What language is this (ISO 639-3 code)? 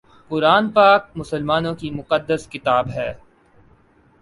urd